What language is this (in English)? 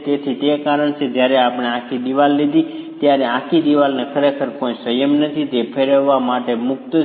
Gujarati